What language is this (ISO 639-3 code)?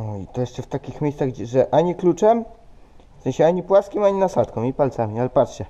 pol